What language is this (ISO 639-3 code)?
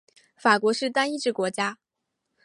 zho